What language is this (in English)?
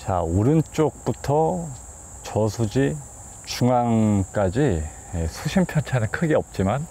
Korean